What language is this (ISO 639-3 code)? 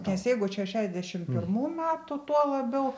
lit